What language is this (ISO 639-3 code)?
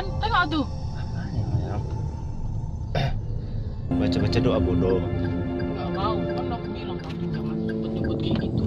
ind